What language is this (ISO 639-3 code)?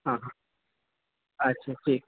urd